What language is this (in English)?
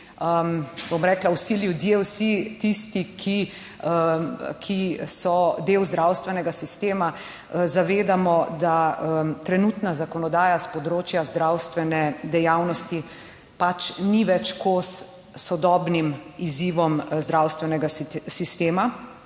Slovenian